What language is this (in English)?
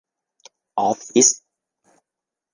Thai